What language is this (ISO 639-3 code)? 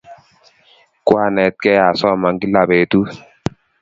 kln